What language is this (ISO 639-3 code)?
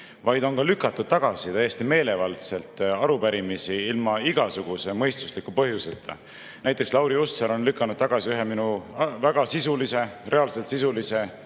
est